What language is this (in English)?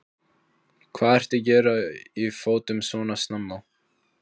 Icelandic